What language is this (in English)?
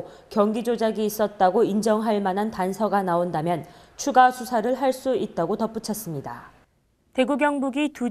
Korean